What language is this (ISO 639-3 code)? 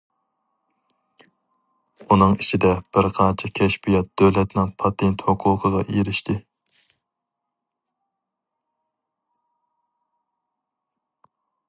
uig